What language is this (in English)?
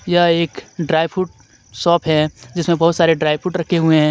Hindi